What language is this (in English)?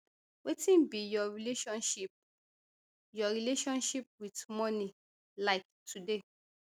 Nigerian Pidgin